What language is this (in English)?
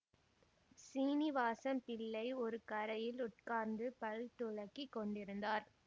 Tamil